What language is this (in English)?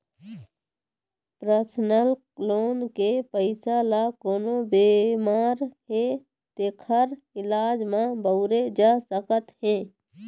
Chhattisgarhi